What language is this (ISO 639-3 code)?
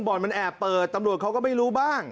tha